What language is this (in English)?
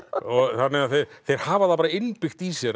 Icelandic